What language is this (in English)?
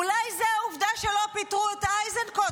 Hebrew